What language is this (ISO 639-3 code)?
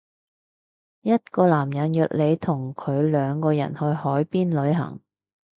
yue